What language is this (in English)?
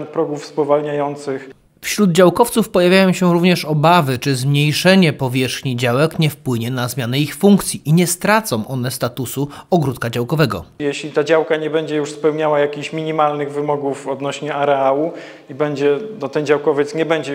Polish